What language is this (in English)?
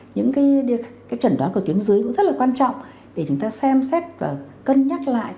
Vietnamese